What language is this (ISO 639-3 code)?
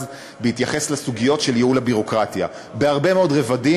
heb